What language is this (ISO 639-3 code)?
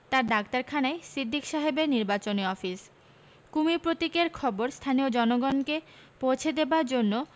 ben